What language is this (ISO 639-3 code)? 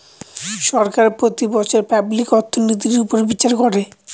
ben